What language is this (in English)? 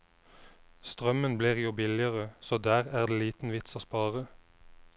Norwegian